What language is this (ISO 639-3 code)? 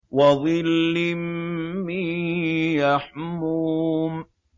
ara